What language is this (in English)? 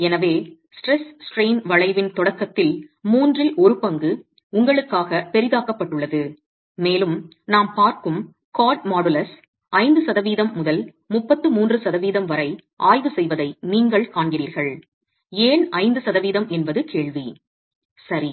Tamil